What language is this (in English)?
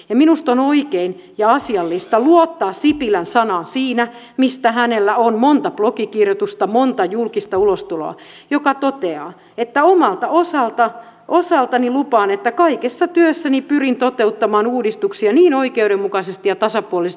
Finnish